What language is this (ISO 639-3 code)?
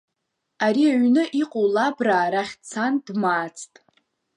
abk